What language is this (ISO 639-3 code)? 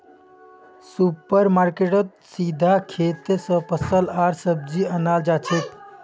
mag